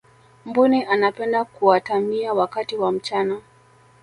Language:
Swahili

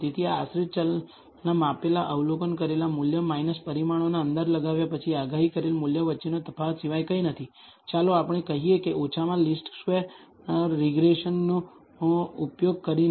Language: Gujarati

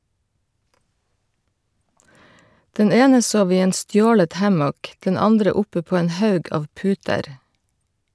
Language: Norwegian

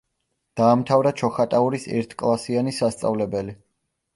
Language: Georgian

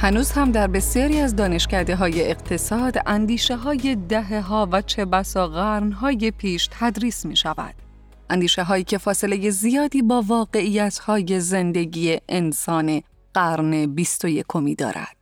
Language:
Persian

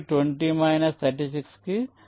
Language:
Telugu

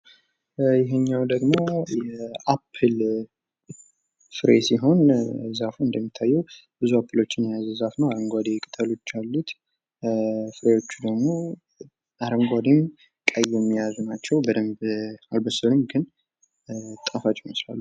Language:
Amharic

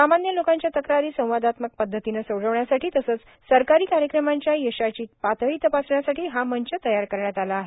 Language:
Marathi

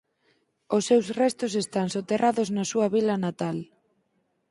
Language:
Galician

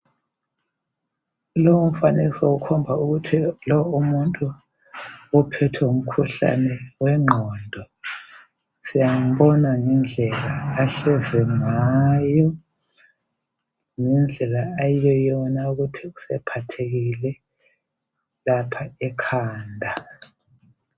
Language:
North Ndebele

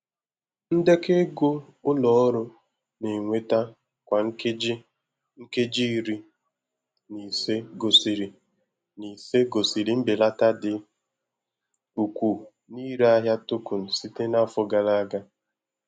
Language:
Igbo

